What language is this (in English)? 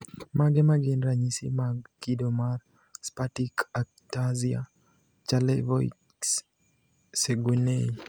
Luo (Kenya and Tanzania)